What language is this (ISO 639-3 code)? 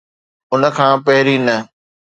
snd